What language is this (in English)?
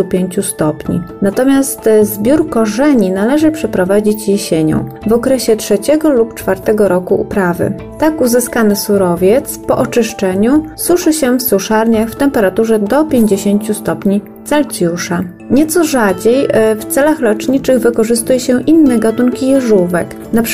Polish